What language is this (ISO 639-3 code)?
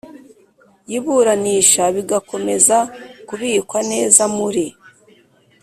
kin